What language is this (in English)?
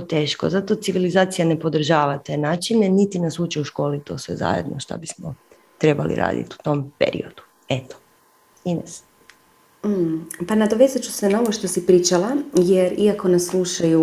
Croatian